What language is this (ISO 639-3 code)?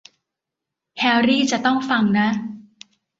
tha